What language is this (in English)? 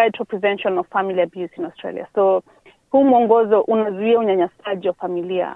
Swahili